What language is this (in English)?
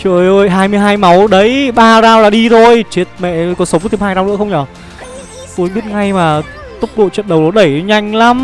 Vietnamese